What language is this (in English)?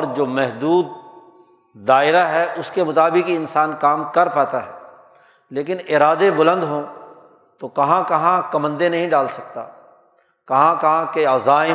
Urdu